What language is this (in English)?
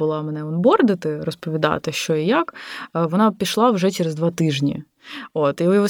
Ukrainian